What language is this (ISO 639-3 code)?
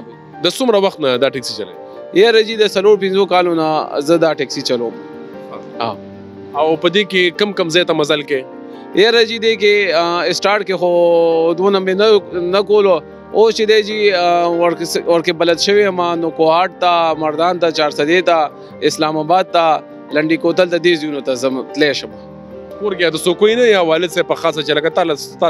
ara